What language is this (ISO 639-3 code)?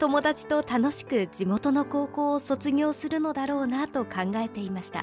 jpn